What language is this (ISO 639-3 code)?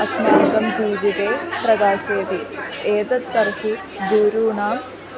san